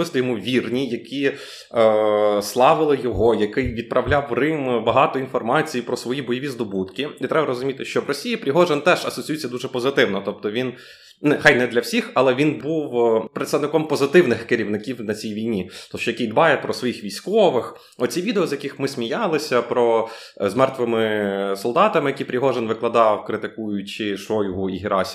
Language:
Ukrainian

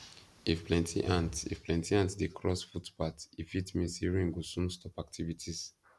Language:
Nigerian Pidgin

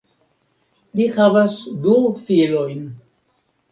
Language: Esperanto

